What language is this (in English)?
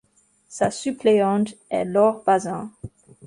French